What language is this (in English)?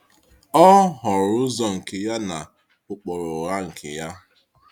Igbo